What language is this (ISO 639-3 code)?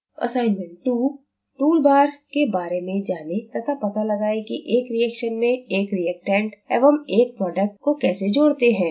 hin